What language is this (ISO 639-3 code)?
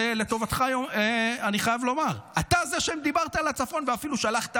heb